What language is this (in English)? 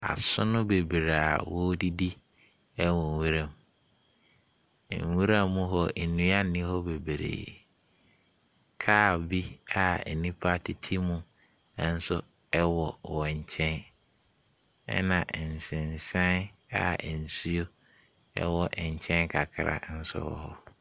Akan